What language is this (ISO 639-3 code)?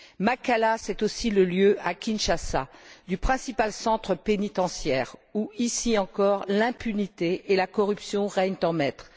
fra